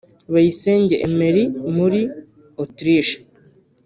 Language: Kinyarwanda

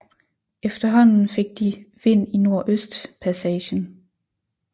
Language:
Danish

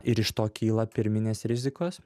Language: Lithuanian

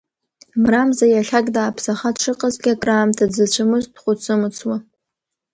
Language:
Abkhazian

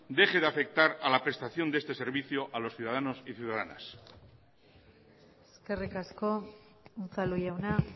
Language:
Spanish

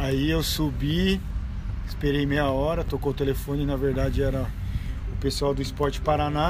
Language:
Portuguese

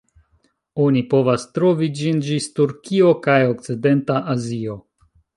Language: Esperanto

